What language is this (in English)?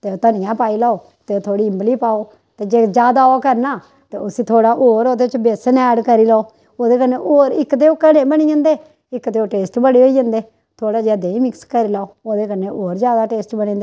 Dogri